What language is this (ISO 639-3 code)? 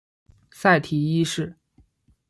zho